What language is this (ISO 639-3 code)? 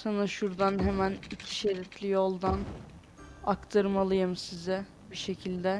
tur